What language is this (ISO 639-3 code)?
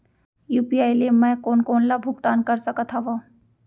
hne